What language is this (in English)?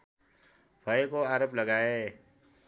Nepali